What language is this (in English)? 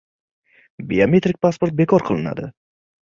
Uzbek